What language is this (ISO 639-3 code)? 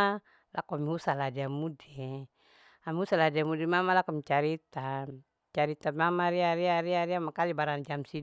alo